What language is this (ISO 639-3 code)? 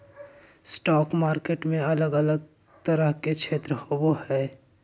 mag